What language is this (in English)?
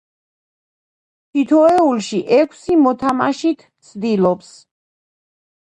Georgian